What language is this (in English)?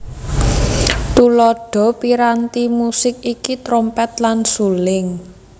Javanese